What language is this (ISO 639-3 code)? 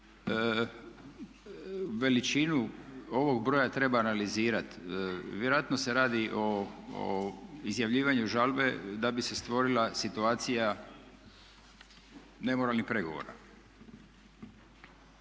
hrv